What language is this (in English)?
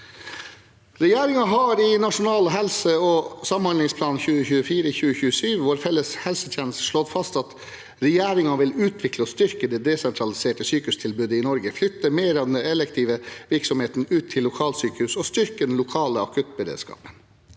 Norwegian